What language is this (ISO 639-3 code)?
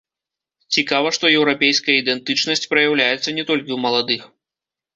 bel